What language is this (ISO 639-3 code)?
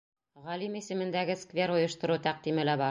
bak